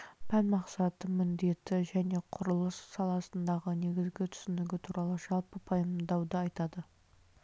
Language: Kazakh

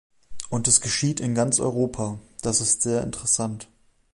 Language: German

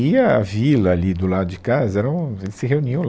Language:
Portuguese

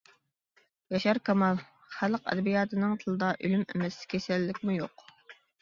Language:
Uyghur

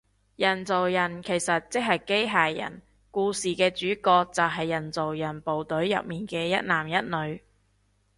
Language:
Cantonese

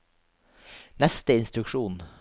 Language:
Norwegian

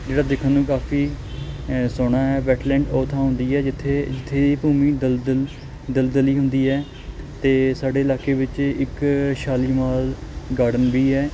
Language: Punjabi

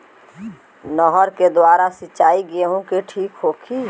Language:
Bhojpuri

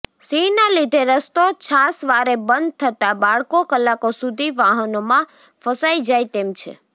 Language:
Gujarati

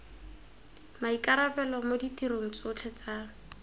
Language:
Tswana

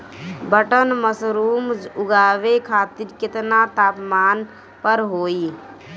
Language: Bhojpuri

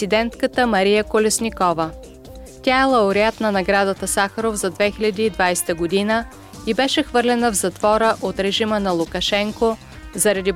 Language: Bulgarian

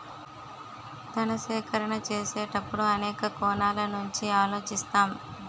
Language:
Telugu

